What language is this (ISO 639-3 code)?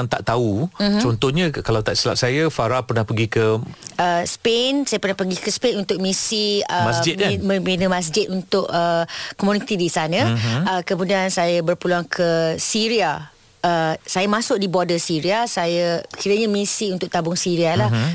msa